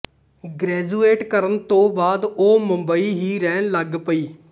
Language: Punjabi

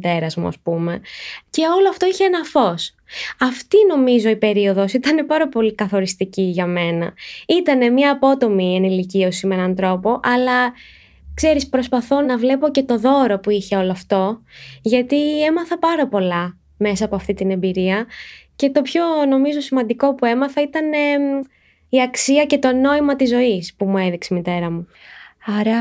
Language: Greek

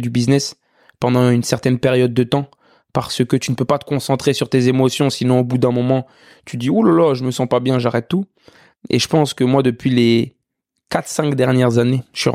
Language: French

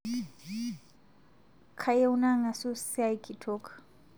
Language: Masai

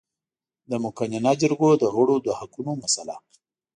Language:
Pashto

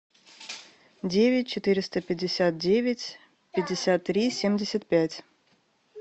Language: Russian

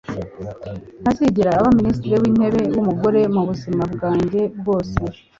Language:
Kinyarwanda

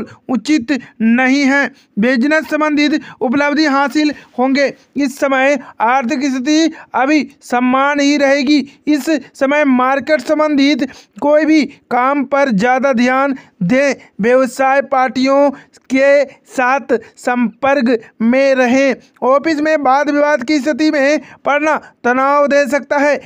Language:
Hindi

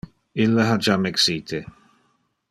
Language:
Interlingua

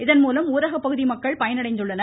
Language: Tamil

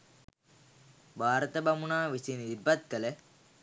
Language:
Sinhala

